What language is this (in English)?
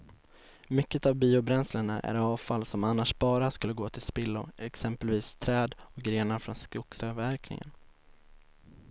Swedish